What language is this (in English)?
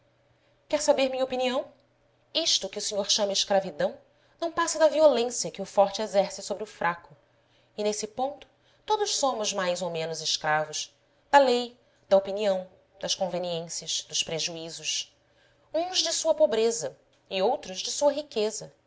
Portuguese